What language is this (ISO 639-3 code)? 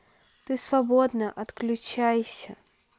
rus